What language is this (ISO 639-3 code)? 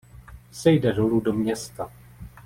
ces